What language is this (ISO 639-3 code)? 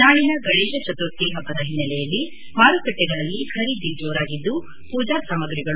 kan